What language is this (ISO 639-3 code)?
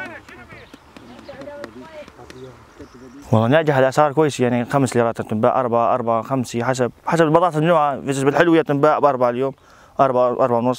ara